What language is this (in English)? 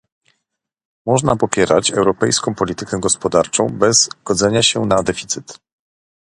Polish